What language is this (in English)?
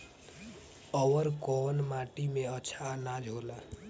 Bhojpuri